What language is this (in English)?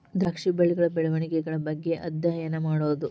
Kannada